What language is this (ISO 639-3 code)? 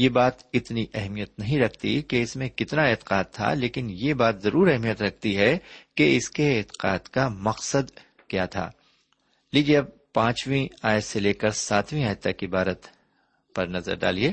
urd